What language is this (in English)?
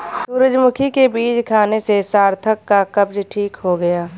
Hindi